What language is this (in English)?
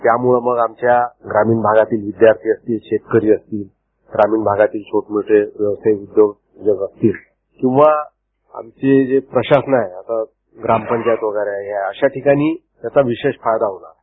Marathi